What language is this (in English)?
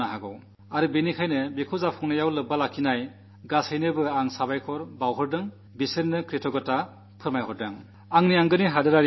Malayalam